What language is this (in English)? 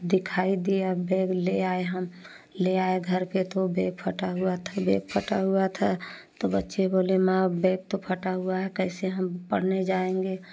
Hindi